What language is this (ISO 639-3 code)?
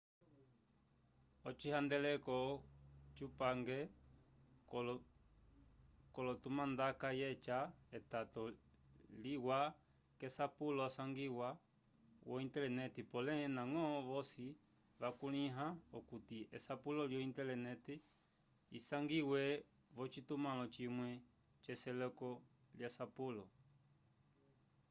umb